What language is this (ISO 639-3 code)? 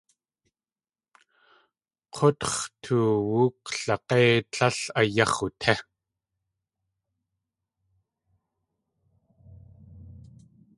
tli